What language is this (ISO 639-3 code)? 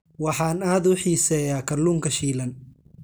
som